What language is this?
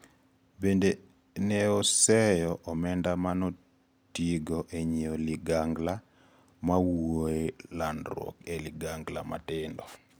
Luo (Kenya and Tanzania)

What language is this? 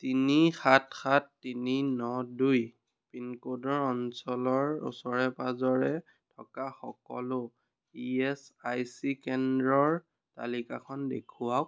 Assamese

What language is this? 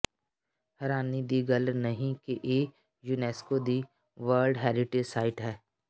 Punjabi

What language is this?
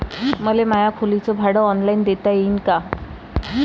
Marathi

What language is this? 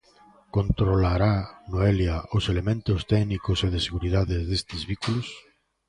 Galician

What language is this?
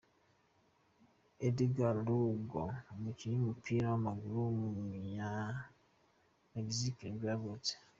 Kinyarwanda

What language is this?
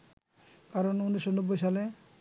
Bangla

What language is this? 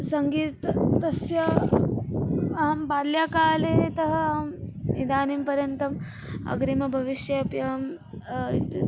Sanskrit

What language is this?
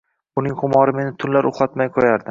Uzbek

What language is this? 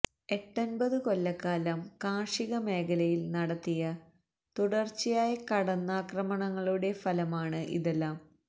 Malayalam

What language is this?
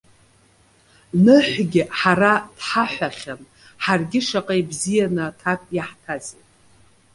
Abkhazian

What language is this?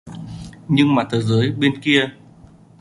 Vietnamese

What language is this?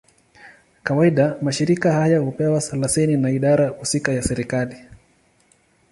Swahili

